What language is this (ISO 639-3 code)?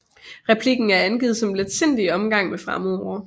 dan